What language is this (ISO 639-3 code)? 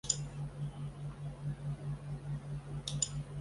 zho